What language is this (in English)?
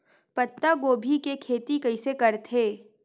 Chhattisgarhi